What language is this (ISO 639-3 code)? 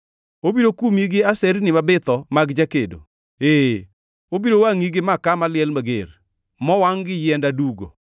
luo